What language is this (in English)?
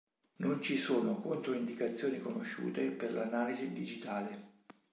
Italian